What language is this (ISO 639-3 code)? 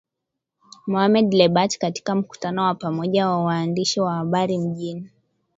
swa